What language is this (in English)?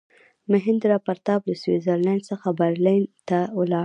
Pashto